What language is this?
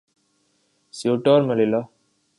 Urdu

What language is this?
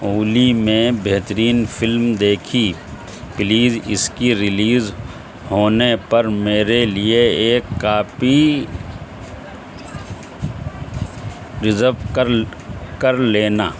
Urdu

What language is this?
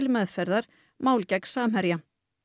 Icelandic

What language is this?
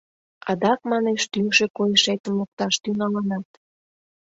Mari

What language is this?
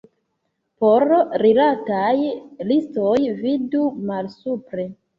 Esperanto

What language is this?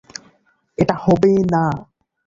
Bangla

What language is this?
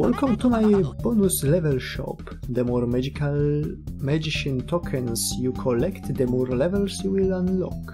Polish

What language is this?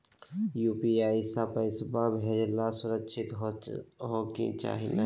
Magahi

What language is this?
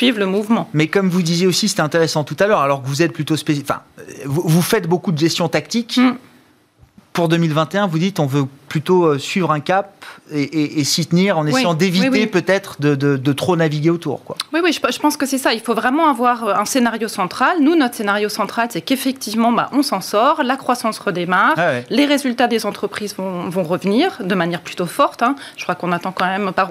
French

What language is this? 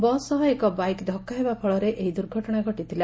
Odia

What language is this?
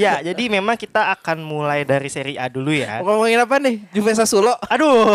Indonesian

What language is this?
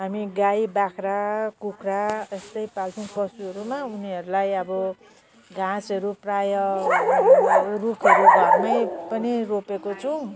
Nepali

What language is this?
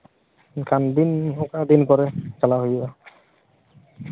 Santali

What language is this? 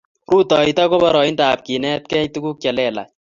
Kalenjin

